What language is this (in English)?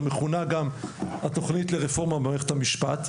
Hebrew